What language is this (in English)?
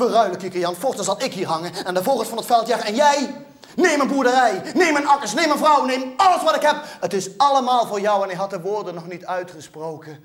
Dutch